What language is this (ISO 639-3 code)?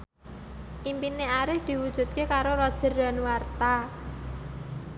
jav